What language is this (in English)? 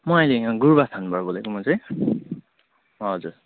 Nepali